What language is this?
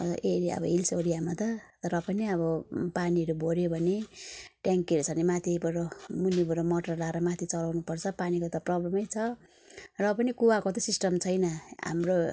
Nepali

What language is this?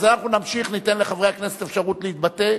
Hebrew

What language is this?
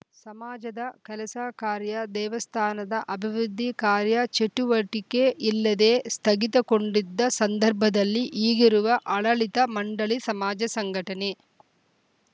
Kannada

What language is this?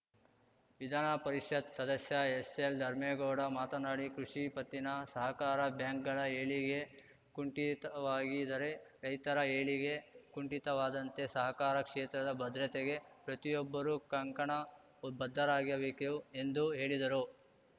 Kannada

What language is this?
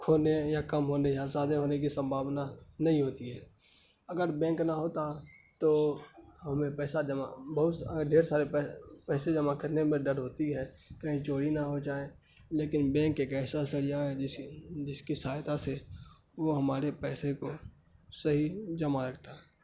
Urdu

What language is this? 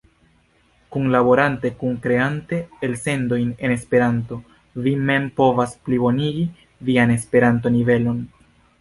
Esperanto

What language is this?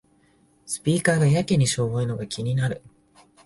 Japanese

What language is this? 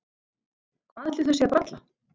Icelandic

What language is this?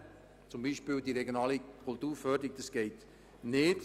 Swiss German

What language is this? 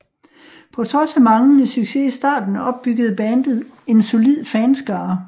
Danish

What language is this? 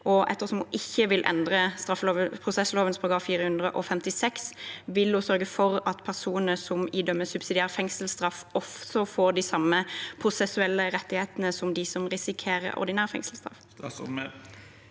Norwegian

